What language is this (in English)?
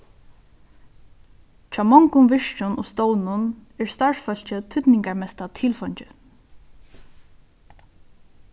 Faroese